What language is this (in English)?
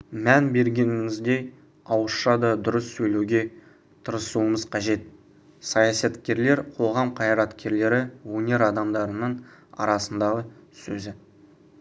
Kazakh